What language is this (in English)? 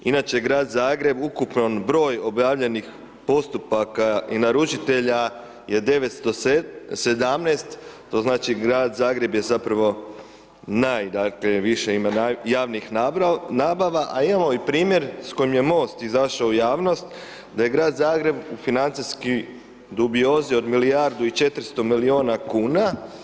Croatian